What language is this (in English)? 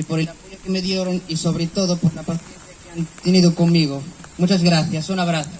Spanish